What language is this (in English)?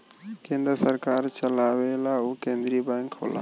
Bhojpuri